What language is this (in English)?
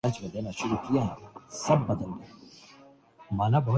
Urdu